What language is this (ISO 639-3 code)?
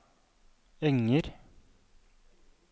nor